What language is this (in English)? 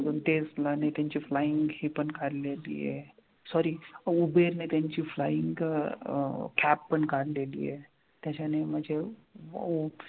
Marathi